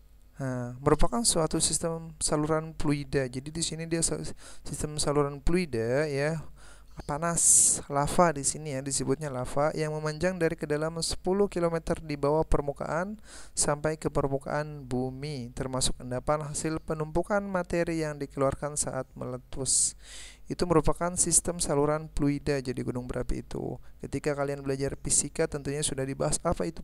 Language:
Indonesian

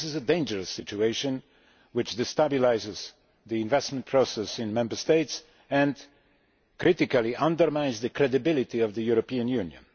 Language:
English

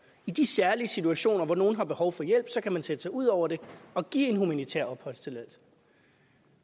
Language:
Danish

